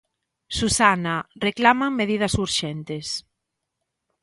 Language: Galician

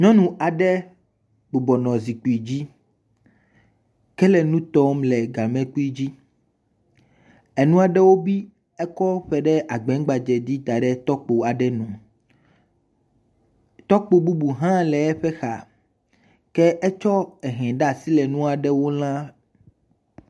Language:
Ewe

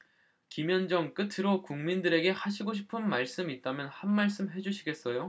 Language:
Korean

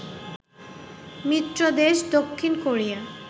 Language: Bangla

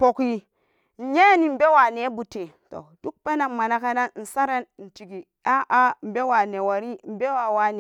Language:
Samba Daka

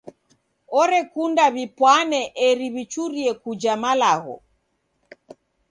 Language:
Taita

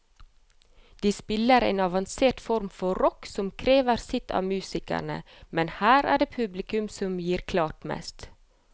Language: Norwegian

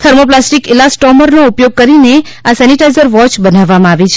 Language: Gujarati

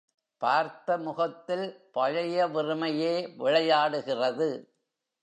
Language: Tamil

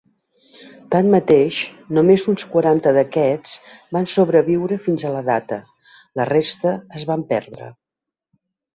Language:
Catalan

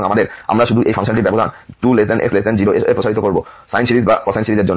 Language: Bangla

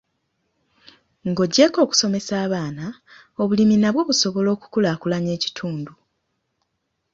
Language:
Ganda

